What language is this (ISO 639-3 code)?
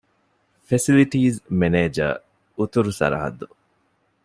div